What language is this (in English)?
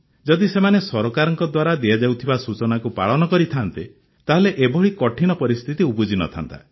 Odia